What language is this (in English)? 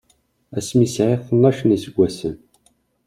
Kabyle